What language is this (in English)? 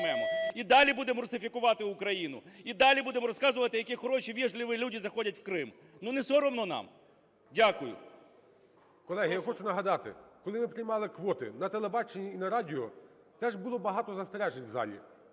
Ukrainian